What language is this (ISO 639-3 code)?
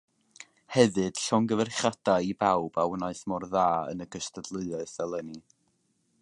cym